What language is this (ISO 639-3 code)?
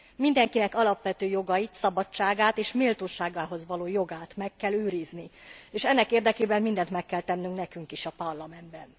hun